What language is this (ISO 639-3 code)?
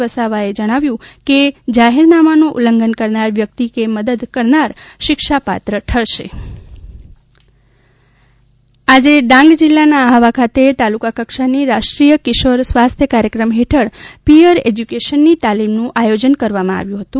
guj